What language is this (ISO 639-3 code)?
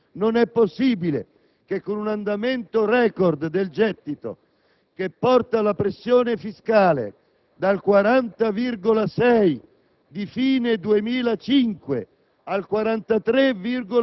ita